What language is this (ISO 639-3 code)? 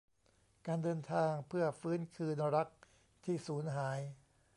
tha